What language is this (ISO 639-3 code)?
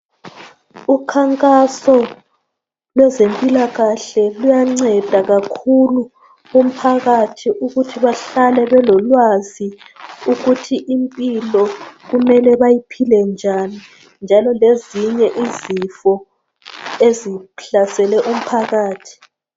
nde